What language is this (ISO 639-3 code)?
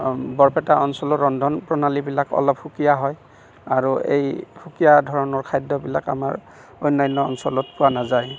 asm